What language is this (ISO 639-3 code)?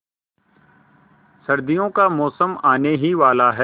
hin